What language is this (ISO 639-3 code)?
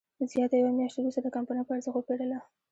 pus